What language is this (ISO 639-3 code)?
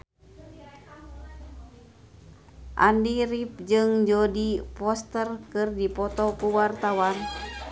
sun